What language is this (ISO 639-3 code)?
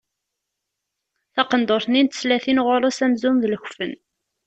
kab